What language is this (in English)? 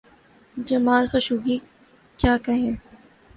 Urdu